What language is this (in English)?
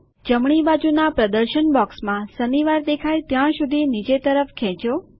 Gujarati